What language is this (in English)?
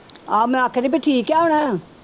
Punjabi